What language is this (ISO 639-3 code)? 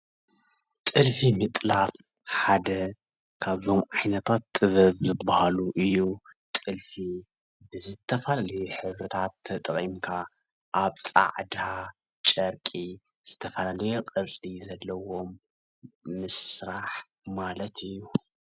tir